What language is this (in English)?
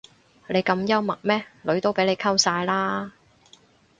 Cantonese